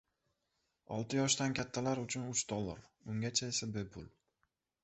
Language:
Uzbek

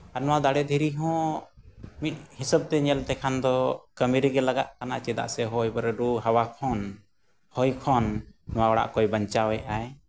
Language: Santali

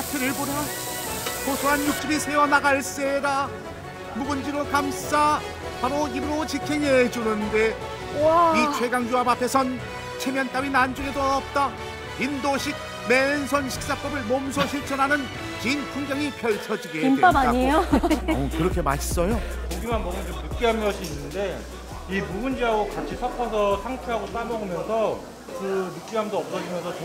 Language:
Korean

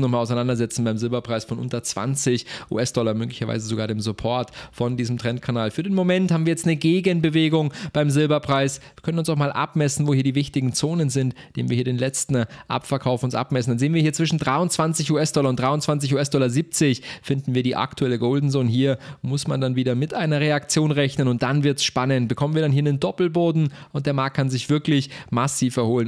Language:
German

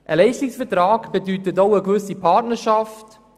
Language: Swiss German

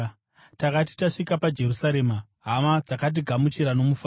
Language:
Shona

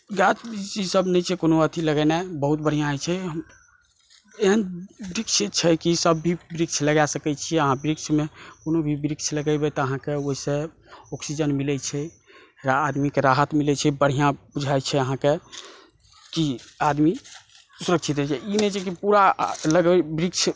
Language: Maithili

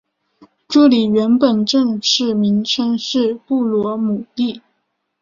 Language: Chinese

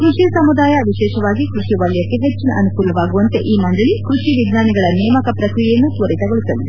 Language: Kannada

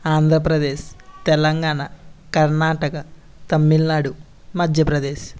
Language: Telugu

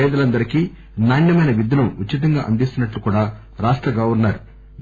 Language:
Telugu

